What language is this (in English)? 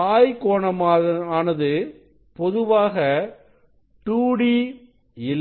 Tamil